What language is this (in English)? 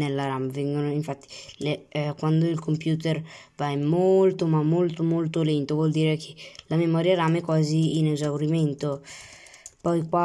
Italian